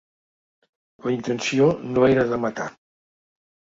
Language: Catalan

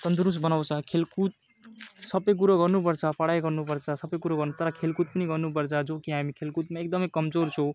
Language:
Nepali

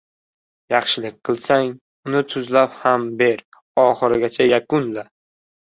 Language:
Uzbek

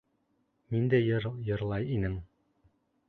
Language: Bashkir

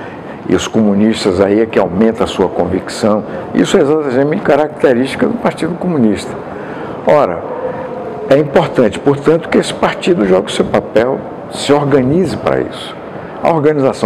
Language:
Portuguese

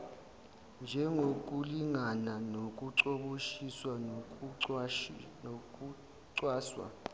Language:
Zulu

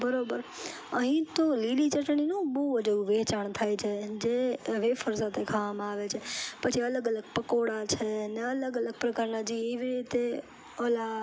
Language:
Gujarati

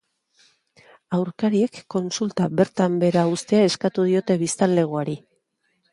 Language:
Basque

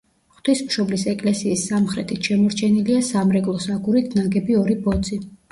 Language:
Georgian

